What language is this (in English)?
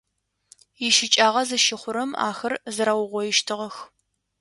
Adyghe